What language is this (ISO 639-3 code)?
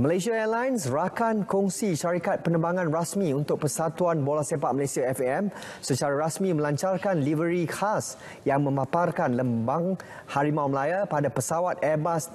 msa